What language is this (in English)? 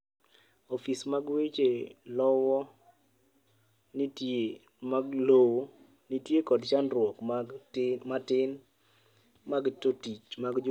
Luo (Kenya and Tanzania)